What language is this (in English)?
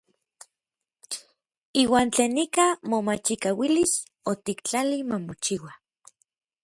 Orizaba Nahuatl